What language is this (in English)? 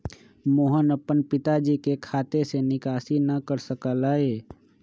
Magahi